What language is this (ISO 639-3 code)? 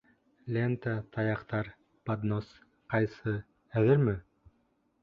bak